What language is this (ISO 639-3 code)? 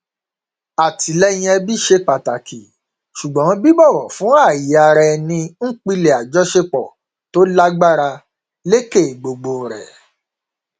yor